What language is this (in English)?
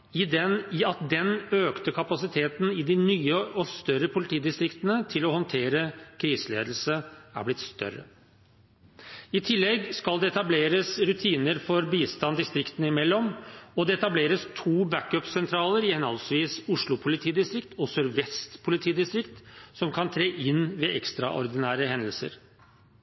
Norwegian Bokmål